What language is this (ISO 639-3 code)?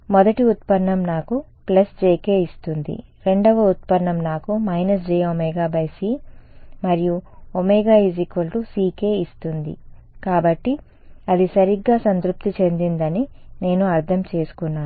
tel